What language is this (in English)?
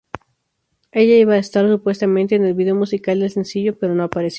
Spanish